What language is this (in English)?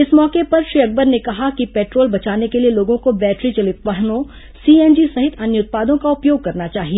Hindi